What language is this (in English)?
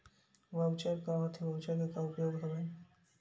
Chhattisgarhi